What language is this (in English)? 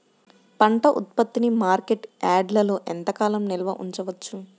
Telugu